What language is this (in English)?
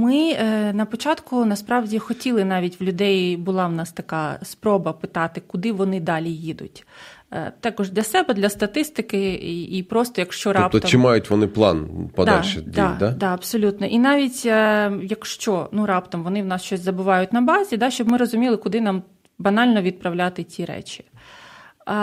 Ukrainian